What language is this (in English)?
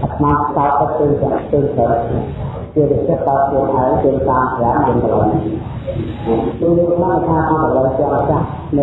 Vietnamese